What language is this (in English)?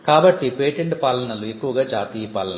Telugu